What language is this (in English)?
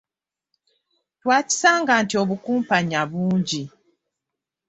Ganda